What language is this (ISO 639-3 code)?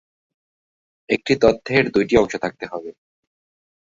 ben